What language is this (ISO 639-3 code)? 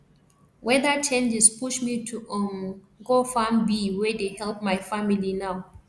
pcm